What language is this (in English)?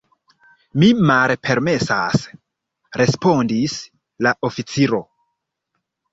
Esperanto